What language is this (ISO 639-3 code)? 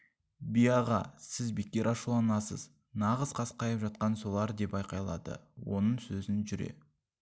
kaz